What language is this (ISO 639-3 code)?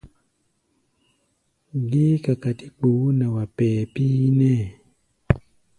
gba